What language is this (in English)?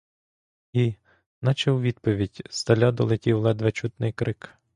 Ukrainian